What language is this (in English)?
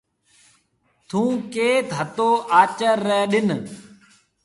Marwari (Pakistan)